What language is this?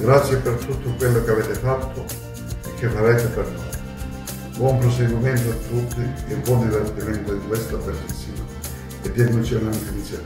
Italian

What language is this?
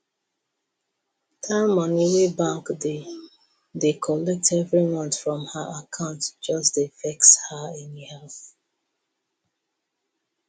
Nigerian Pidgin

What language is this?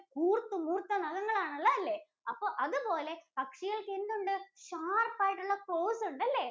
Malayalam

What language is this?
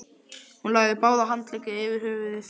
Icelandic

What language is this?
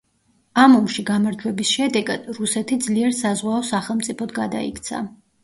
Georgian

